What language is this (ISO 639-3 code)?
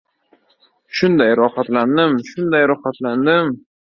uzb